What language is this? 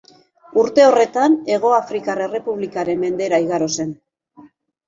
Basque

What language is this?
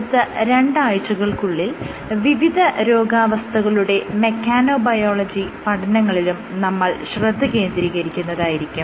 Malayalam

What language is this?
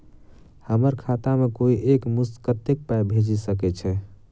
Maithili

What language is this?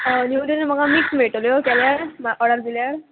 Konkani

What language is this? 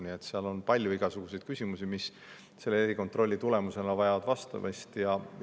Estonian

